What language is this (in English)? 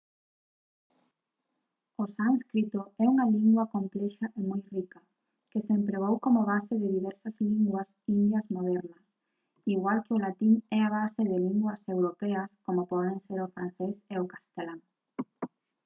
Galician